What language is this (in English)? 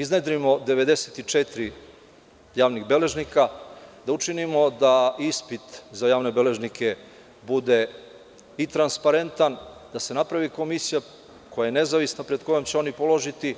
Serbian